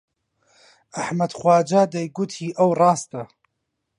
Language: Central Kurdish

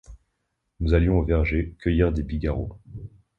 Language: French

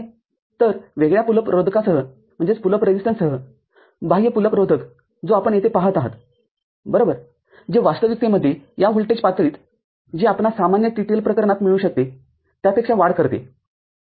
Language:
Marathi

